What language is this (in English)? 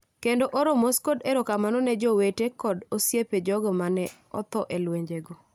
Luo (Kenya and Tanzania)